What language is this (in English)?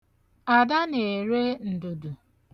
Igbo